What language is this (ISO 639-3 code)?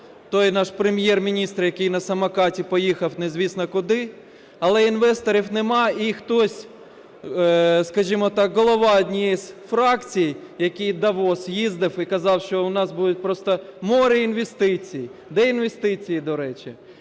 ukr